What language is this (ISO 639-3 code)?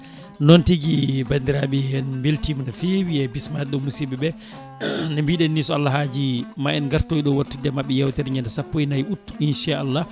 ful